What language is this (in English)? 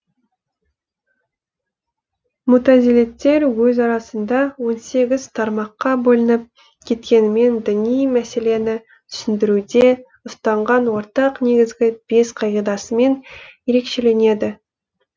Kazakh